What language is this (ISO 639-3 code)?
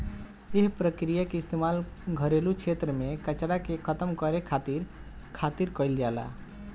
bho